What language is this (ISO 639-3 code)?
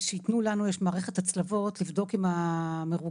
heb